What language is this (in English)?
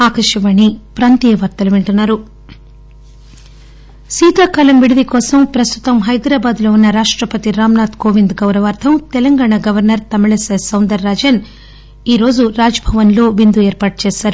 Telugu